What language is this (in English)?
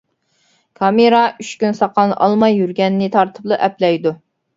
Uyghur